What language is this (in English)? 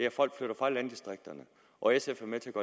Danish